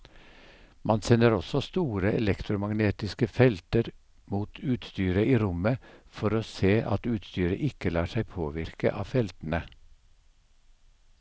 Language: Norwegian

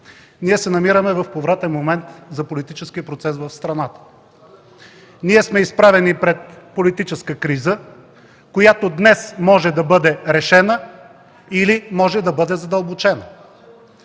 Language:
Bulgarian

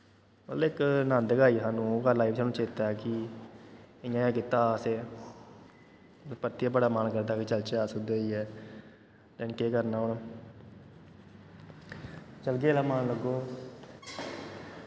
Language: Dogri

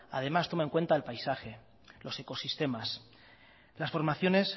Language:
Spanish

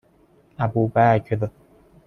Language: Persian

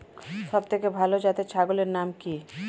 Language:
Bangla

